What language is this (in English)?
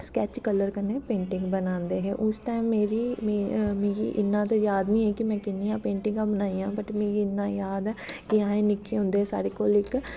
Dogri